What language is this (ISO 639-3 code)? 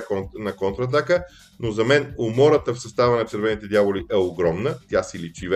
bul